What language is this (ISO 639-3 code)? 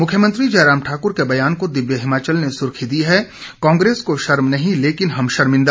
hin